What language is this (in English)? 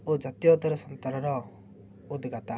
Odia